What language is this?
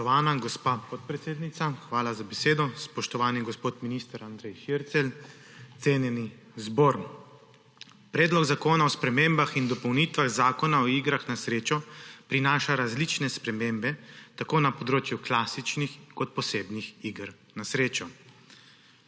Slovenian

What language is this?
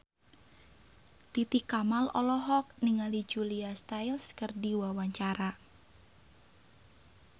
Sundanese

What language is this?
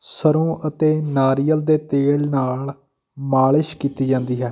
Punjabi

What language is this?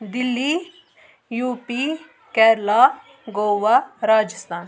Kashmiri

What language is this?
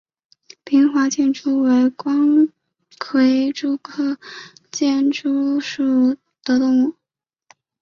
Chinese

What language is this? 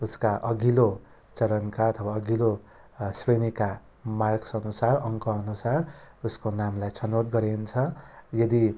Nepali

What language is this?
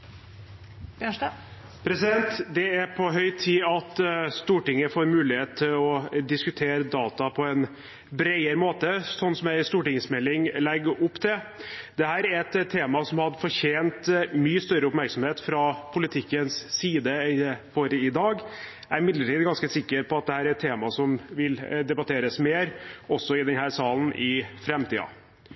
Norwegian Bokmål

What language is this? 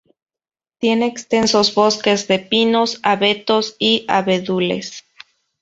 Spanish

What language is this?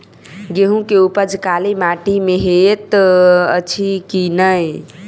Maithili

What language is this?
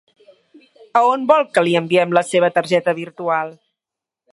Catalan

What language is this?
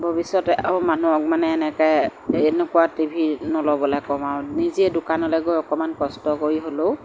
Assamese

